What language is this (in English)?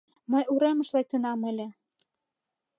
Mari